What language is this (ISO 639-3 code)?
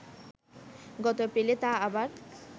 ben